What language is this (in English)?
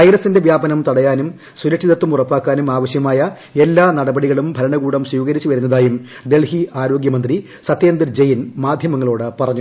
Malayalam